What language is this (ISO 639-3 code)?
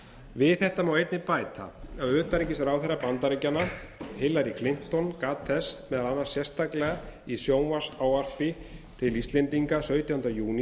isl